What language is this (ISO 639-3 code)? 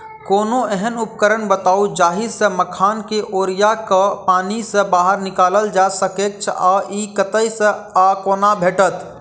mai